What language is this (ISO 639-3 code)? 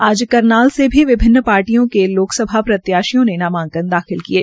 hin